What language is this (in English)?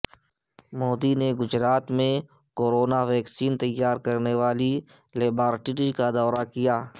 Urdu